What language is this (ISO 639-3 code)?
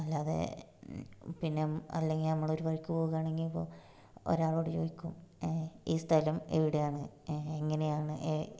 mal